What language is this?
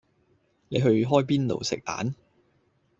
Cantonese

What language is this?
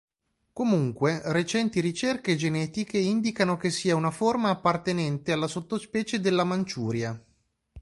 Italian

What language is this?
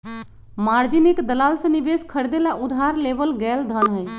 Magahi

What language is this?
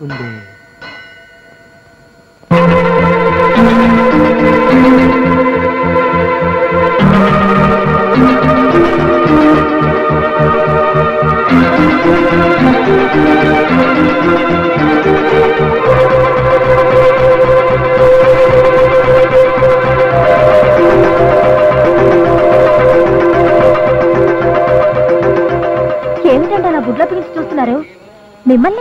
Indonesian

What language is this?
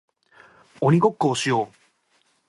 Japanese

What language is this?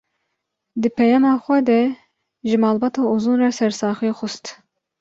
Kurdish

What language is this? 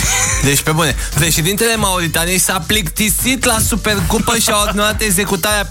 Romanian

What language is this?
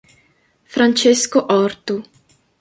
Italian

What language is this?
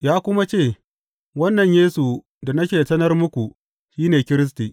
Hausa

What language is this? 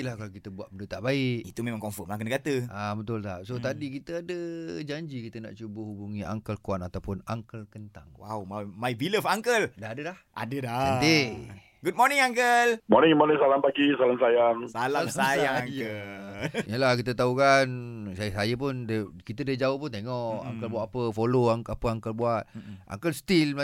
Malay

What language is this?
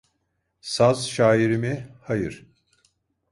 Turkish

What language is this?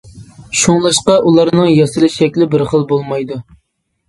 Uyghur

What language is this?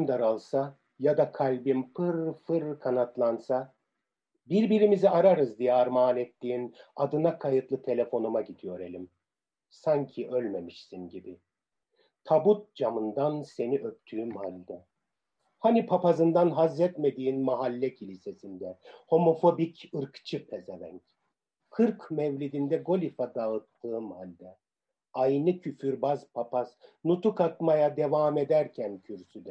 Turkish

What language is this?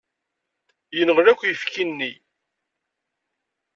Kabyle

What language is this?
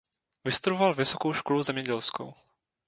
Czech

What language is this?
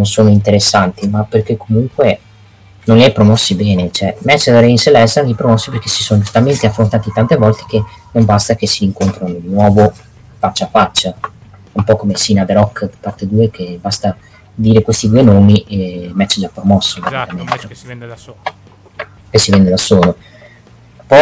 Italian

